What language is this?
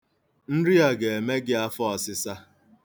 Igbo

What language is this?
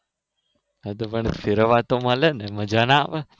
Gujarati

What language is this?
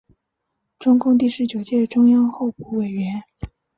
Chinese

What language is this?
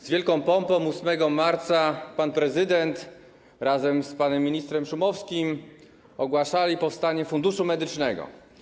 Polish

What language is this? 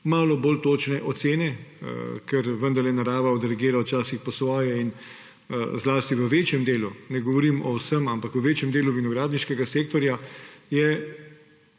Slovenian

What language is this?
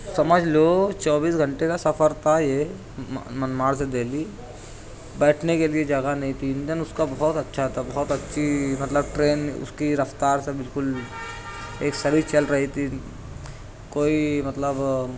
Urdu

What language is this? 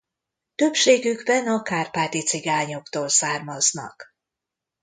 Hungarian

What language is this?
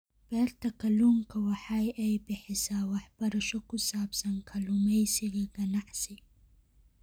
Somali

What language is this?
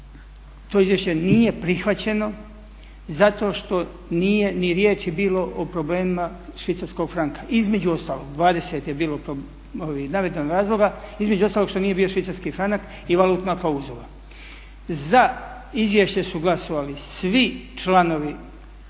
Croatian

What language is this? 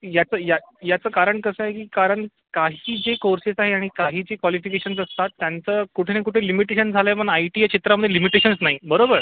Marathi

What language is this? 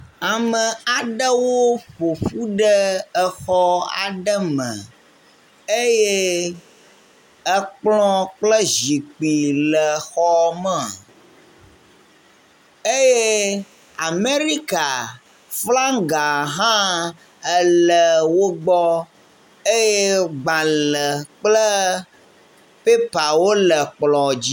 Ewe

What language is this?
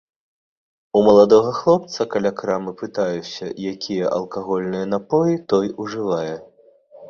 Belarusian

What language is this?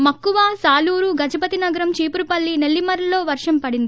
Telugu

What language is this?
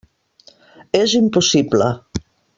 Catalan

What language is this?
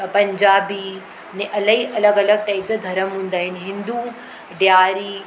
Sindhi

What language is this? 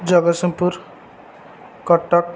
Odia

